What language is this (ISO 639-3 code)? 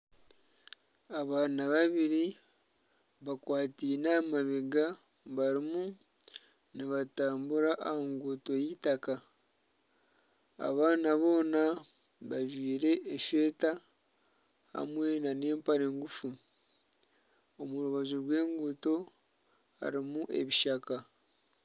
nyn